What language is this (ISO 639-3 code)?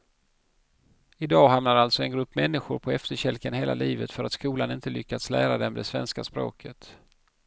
swe